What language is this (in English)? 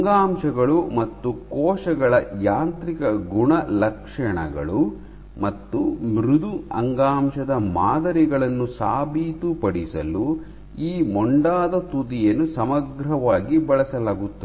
Kannada